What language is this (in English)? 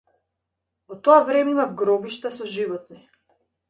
Macedonian